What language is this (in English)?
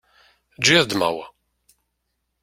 Kabyle